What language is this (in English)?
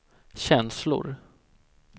Swedish